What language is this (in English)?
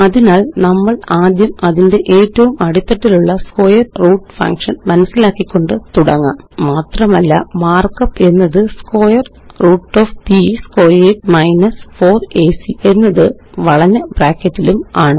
Malayalam